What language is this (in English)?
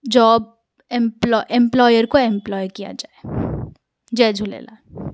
Sindhi